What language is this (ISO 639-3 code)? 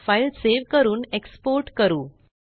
mar